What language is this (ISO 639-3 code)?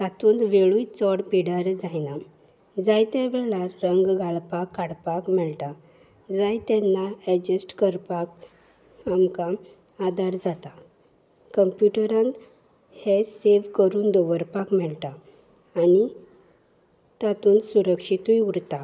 kok